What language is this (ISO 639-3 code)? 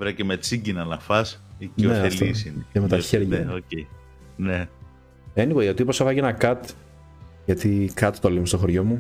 ell